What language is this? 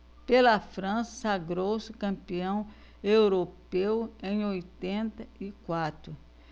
Portuguese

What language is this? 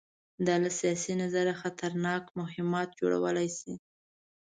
Pashto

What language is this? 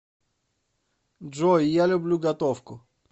Russian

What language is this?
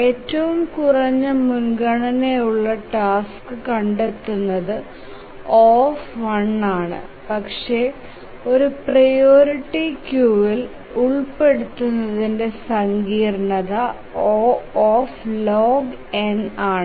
Malayalam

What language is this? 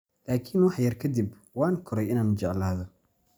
Somali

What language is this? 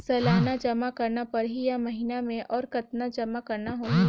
Chhattisgarhi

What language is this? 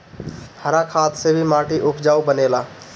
Bhojpuri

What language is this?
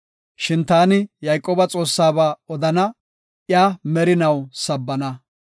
Gofa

